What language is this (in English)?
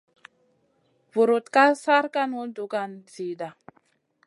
Masana